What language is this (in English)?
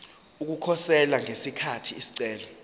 Zulu